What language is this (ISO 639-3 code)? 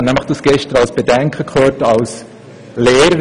gsw